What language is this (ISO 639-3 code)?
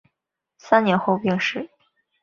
zho